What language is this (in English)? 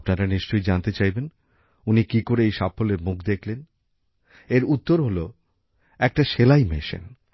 Bangla